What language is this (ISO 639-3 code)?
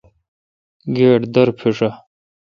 xka